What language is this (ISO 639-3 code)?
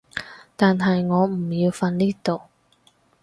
yue